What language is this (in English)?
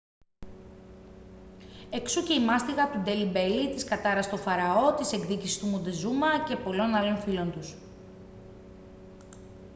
Greek